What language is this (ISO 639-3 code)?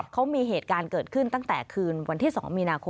tha